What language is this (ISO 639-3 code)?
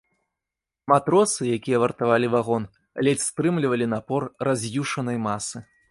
bel